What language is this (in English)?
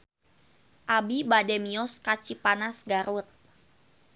Sundanese